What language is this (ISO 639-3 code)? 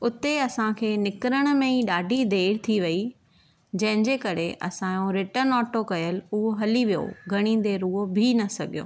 snd